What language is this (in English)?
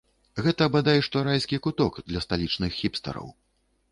Belarusian